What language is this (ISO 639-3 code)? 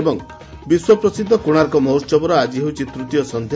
ori